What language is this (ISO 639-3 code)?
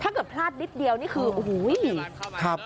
tha